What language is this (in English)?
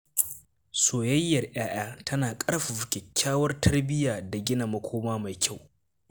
Hausa